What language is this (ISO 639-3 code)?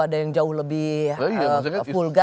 ind